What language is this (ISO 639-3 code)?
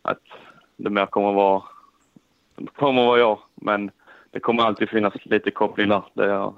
swe